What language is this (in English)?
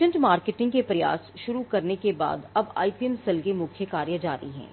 Hindi